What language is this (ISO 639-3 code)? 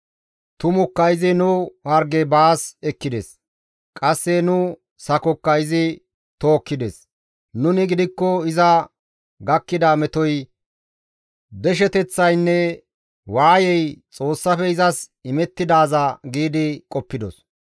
gmv